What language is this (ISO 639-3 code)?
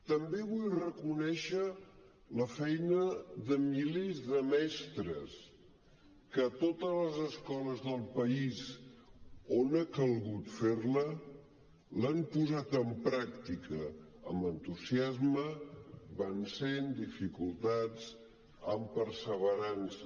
cat